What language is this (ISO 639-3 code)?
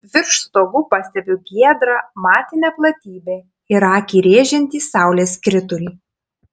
lit